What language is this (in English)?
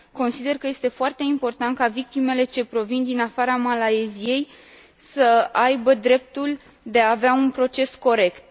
Romanian